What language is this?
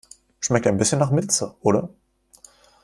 German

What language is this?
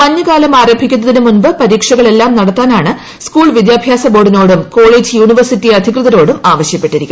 Malayalam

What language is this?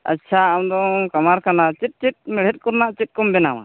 Santali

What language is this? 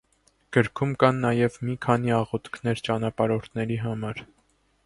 Armenian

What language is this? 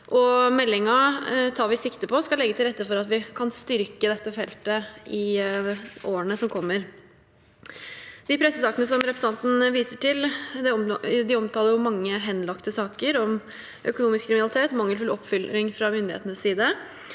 Norwegian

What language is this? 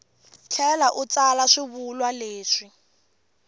Tsonga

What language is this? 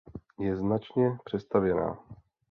Czech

